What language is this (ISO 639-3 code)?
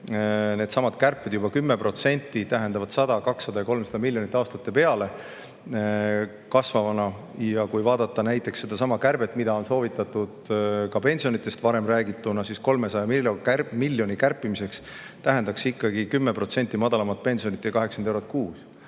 est